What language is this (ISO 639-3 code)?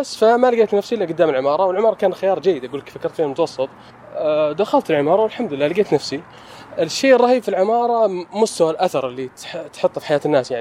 ara